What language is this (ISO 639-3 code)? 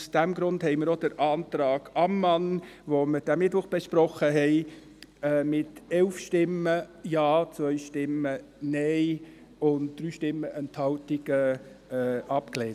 gsw